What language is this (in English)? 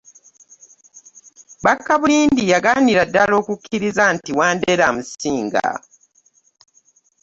Ganda